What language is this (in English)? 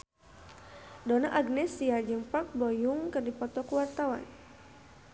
Sundanese